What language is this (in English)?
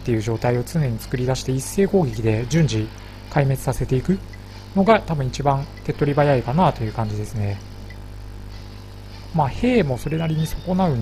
Japanese